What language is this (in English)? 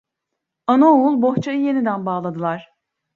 Turkish